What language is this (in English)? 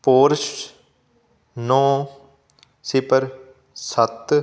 Punjabi